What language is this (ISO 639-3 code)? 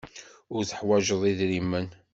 kab